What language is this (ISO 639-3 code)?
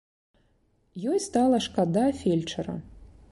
bel